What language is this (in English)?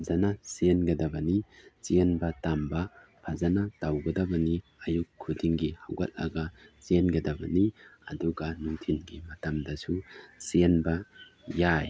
Manipuri